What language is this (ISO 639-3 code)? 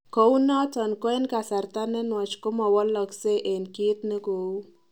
kln